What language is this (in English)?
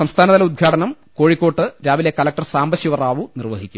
Malayalam